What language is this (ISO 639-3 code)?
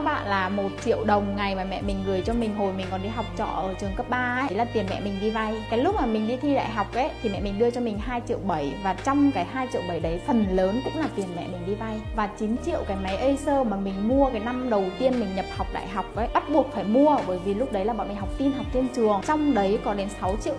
vie